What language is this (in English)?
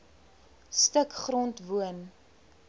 Afrikaans